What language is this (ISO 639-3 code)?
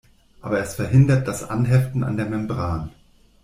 deu